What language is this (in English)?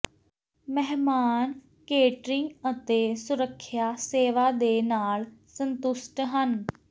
Punjabi